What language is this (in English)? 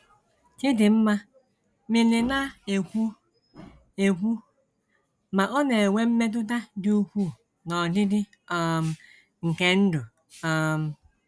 Igbo